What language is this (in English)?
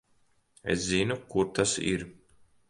Latvian